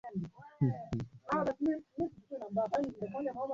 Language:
Swahili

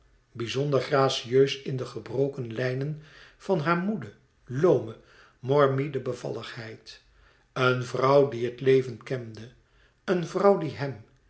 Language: Dutch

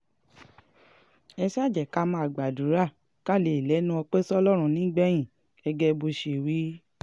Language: Yoruba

